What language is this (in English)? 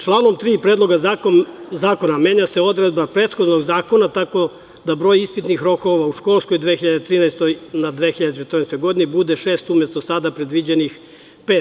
Serbian